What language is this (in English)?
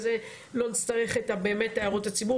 Hebrew